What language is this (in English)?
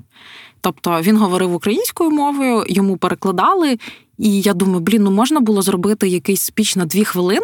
Ukrainian